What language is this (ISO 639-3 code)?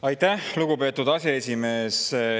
est